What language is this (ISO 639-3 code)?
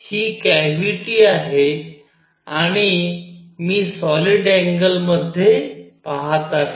mar